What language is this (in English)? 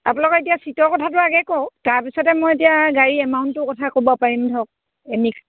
Assamese